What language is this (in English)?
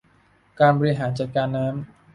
Thai